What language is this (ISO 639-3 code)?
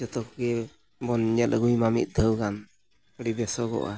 sat